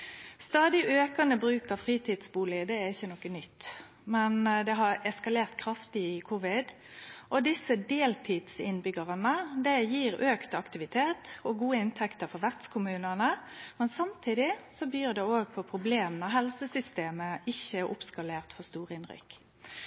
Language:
Norwegian Nynorsk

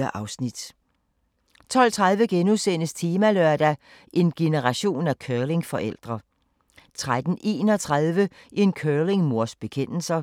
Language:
Danish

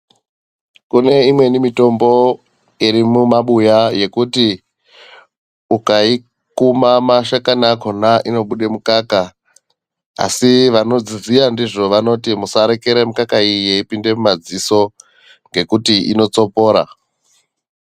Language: Ndau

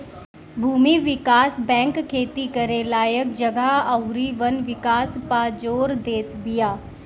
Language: Bhojpuri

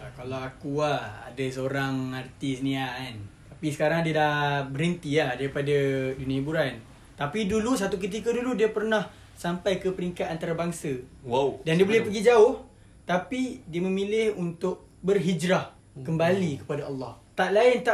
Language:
Malay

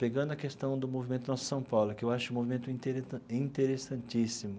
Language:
Portuguese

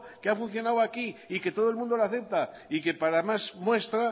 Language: Spanish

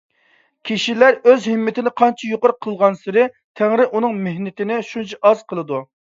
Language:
Uyghur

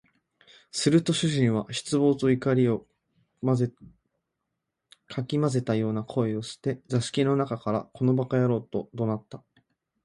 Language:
Japanese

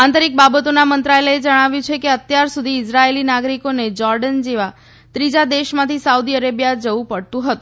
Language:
Gujarati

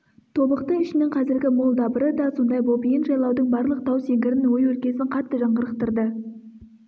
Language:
Kazakh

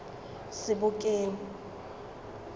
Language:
Tswana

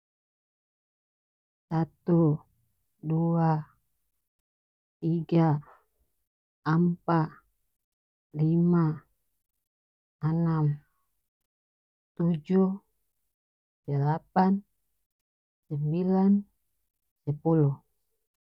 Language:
North Moluccan Malay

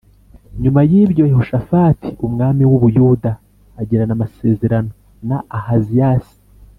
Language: Kinyarwanda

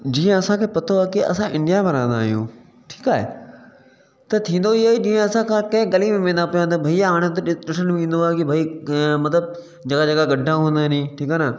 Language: Sindhi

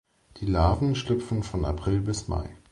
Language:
German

